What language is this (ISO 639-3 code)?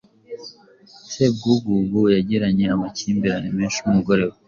kin